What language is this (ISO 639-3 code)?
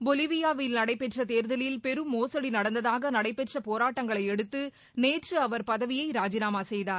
tam